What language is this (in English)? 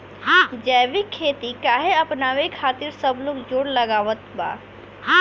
Bhojpuri